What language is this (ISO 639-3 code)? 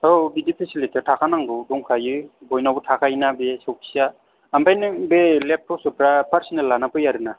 brx